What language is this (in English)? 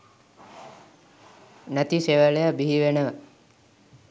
Sinhala